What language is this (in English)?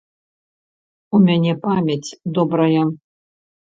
Belarusian